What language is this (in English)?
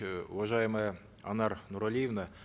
Kazakh